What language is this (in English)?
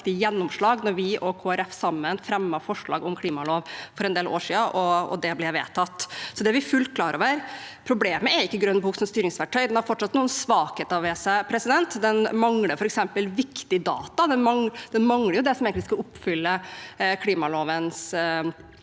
Norwegian